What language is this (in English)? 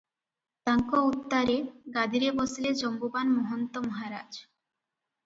Odia